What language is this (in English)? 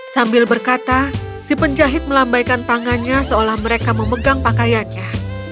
Indonesian